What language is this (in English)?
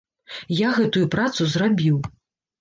Belarusian